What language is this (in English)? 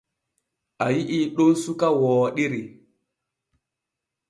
Borgu Fulfulde